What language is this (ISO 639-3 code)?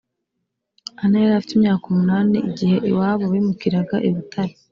kin